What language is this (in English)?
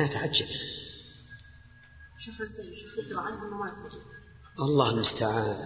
Arabic